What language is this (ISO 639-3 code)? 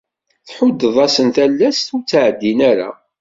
kab